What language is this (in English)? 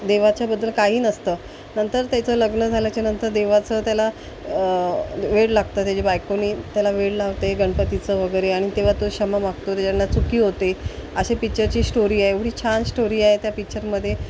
Marathi